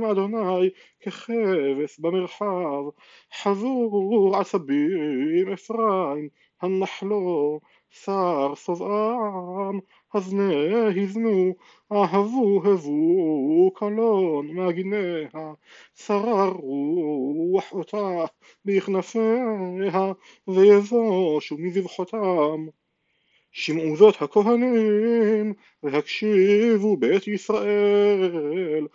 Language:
Hebrew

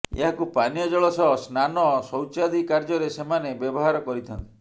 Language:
Odia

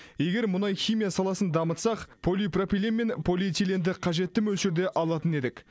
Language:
Kazakh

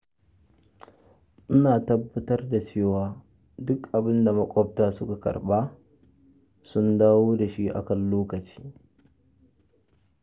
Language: Hausa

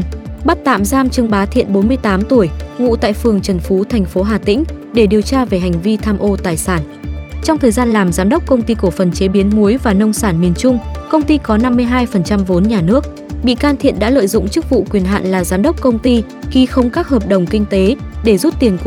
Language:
Vietnamese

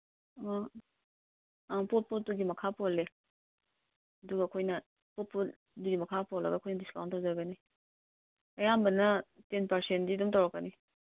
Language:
Manipuri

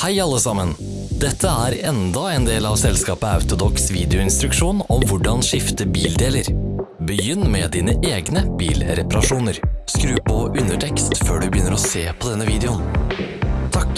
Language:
Norwegian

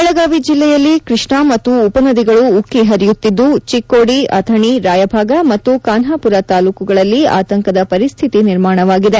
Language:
Kannada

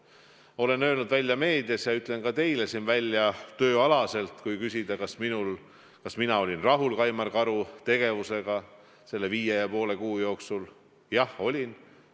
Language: Estonian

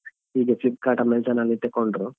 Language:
Kannada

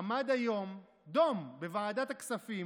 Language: Hebrew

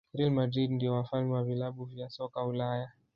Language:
Swahili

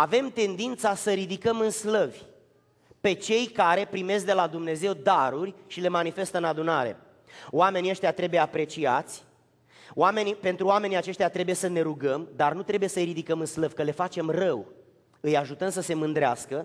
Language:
Romanian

